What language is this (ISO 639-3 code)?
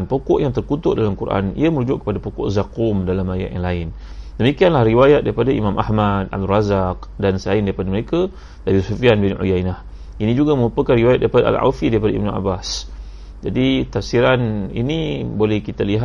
msa